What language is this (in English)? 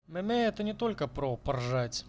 Russian